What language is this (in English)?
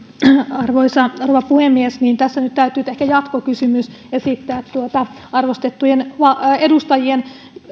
Finnish